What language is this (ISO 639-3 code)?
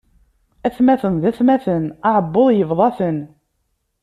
kab